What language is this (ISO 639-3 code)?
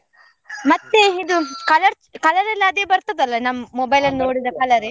kan